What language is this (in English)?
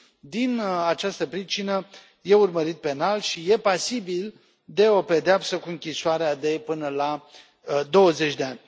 Romanian